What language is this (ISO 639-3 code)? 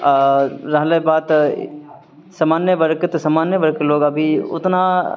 mai